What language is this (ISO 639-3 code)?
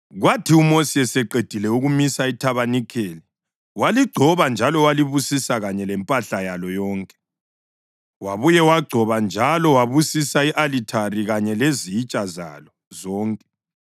nde